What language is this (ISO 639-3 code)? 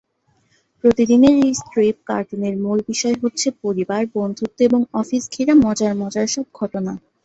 ben